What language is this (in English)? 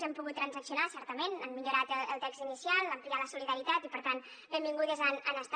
Catalan